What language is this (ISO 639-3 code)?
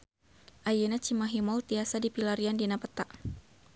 sun